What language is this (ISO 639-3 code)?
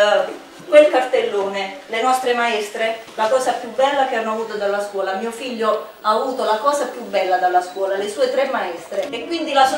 ita